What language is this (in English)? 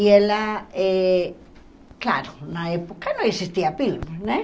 Portuguese